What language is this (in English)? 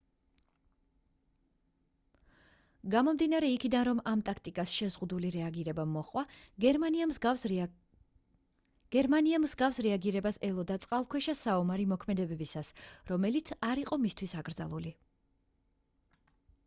Georgian